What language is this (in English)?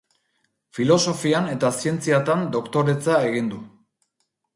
Basque